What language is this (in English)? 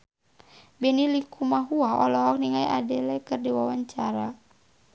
Sundanese